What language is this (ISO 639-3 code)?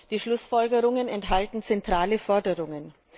deu